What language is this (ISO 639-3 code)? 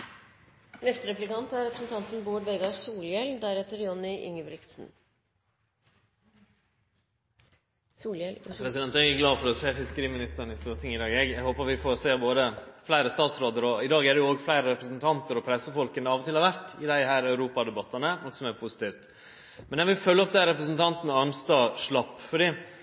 nno